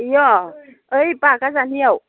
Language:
Bodo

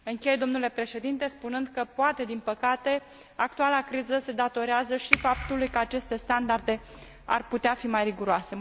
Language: Romanian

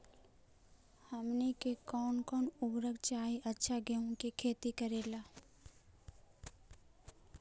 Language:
Magahi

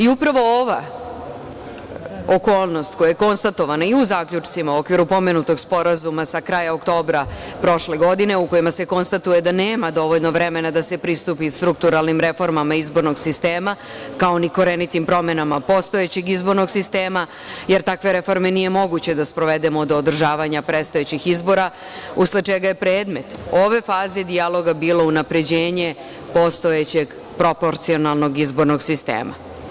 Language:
Serbian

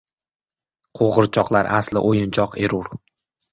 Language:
Uzbek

